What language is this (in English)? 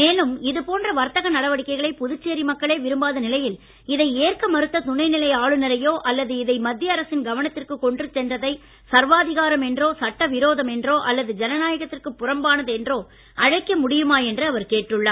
Tamil